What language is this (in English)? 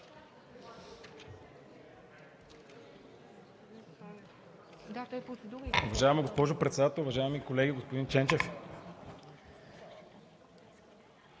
Bulgarian